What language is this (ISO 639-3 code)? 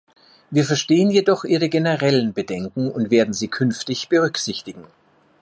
deu